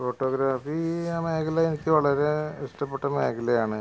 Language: Malayalam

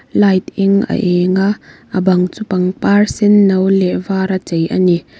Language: Mizo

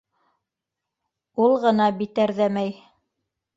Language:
Bashkir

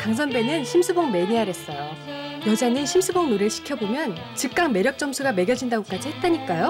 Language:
Korean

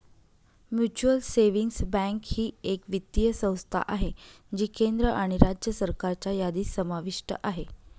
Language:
Marathi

